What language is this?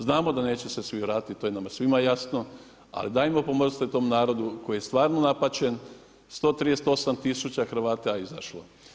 Croatian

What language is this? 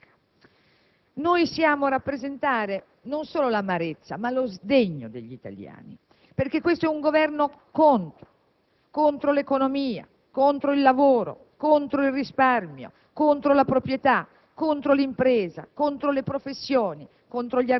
Italian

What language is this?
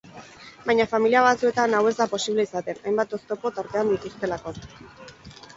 Basque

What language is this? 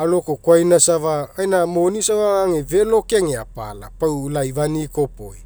Mekeo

